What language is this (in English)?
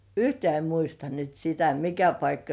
Finnish